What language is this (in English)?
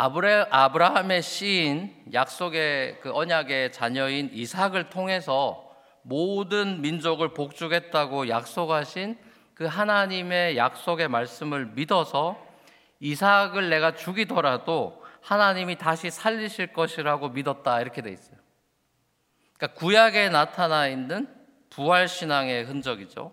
Korean